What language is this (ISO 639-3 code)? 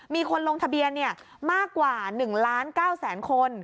tha